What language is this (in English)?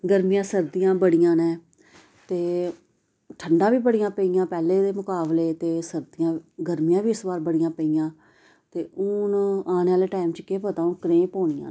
Dogri